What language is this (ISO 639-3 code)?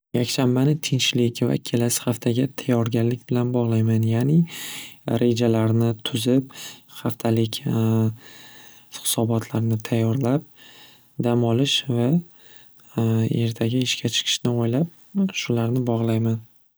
uzb